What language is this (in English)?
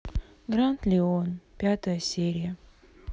Russian